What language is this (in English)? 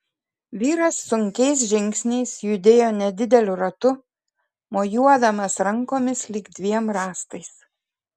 Lithuanian